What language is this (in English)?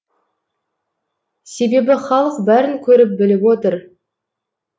Kazakh